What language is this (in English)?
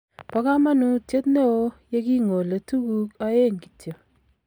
Kalenjin